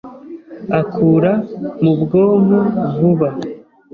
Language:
Kinyarwanda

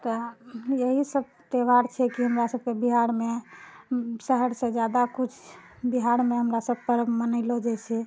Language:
Maithili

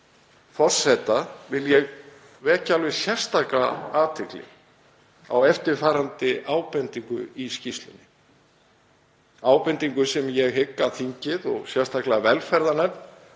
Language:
Icelandic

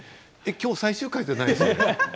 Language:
Japanese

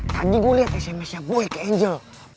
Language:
Indonesian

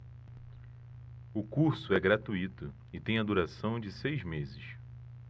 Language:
Portuguese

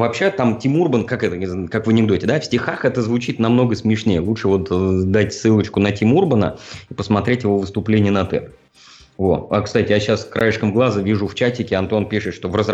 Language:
Russian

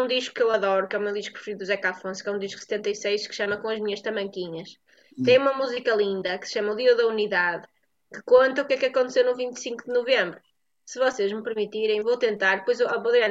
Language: Portuguese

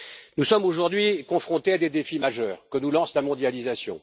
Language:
French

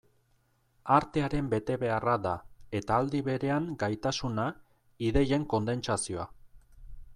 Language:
Basque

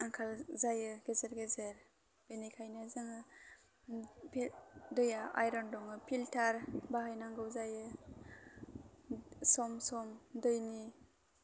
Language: Bodo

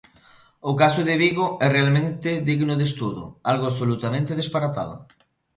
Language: Galician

